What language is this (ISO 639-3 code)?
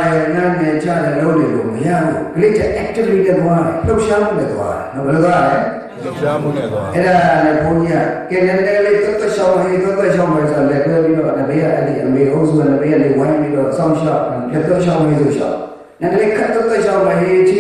ind